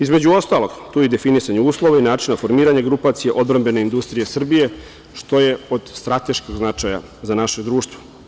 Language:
Serbian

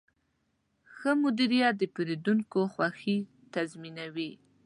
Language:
Pashto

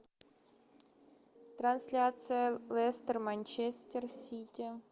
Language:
Russian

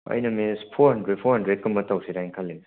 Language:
Manipuri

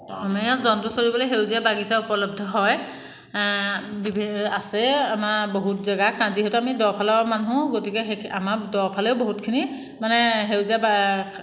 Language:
Assamese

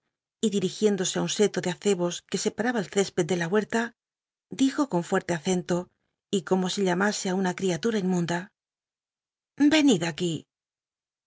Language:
Spanish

